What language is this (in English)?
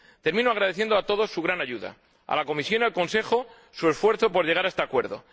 Spanish